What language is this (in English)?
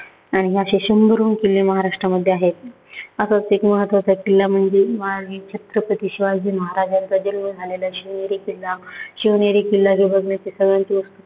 Marathi